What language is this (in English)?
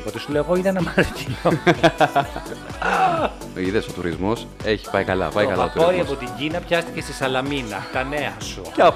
Greek